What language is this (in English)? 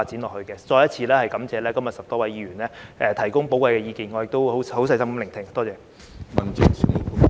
Cantonese